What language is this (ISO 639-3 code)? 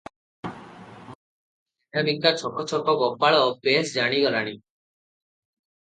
ori